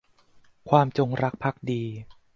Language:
Thai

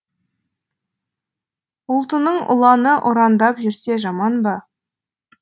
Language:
Kazakh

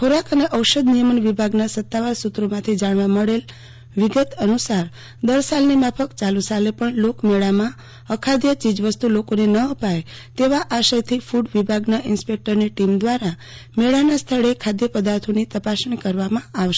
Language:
Gujarati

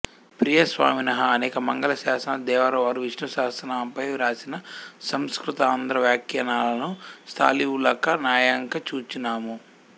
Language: Telugu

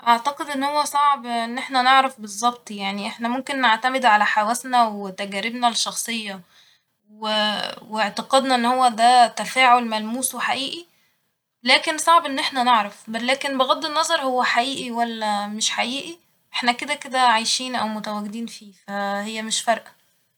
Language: Egyptian Arabic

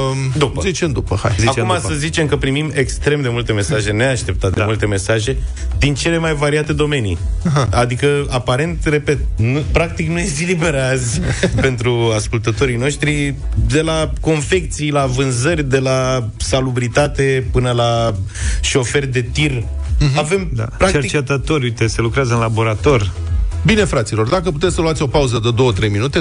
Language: Romanian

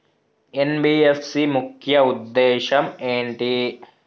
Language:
Telugu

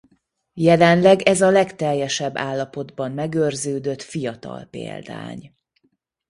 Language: Hungarian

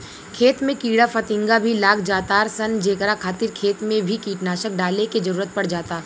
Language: Bhojpuri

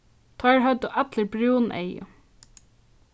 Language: Faroese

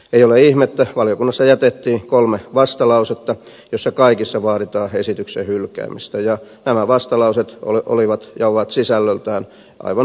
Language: Finnish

